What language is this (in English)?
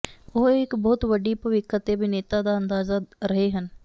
Punjabi